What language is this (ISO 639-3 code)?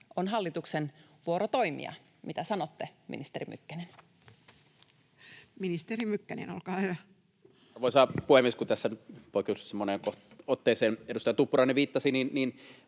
fin